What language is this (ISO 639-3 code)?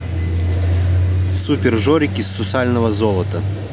rus